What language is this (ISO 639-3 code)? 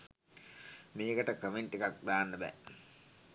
sin